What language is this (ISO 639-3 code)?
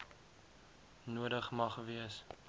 afr